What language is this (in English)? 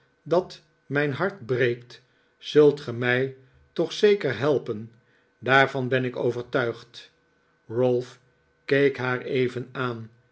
Dutch